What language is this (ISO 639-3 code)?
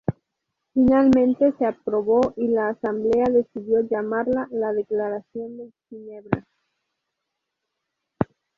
spa